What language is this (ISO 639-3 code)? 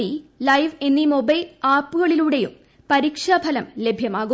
mal